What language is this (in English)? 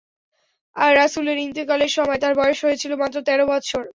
Bangla